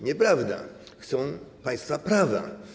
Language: Polish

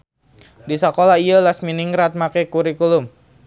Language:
Sundanese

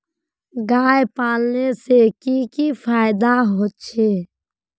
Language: Magahi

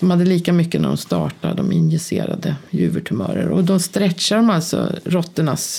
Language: Swedish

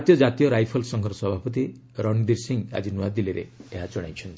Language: Odia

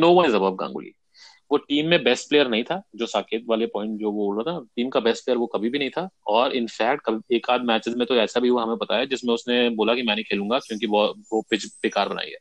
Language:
Hindi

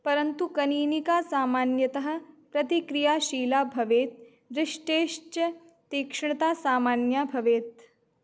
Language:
Sanskrit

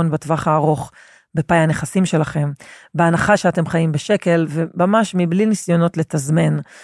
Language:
Hebrew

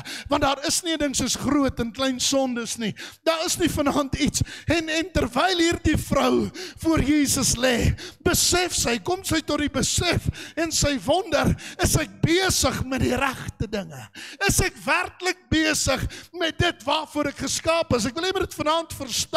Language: Dutch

